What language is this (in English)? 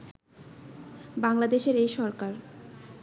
Bangla